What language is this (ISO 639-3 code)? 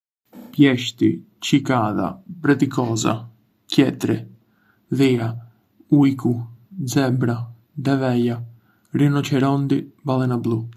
aae